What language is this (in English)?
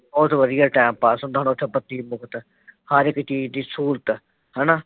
Punjabi